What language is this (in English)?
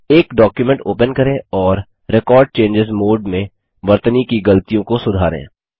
Hindi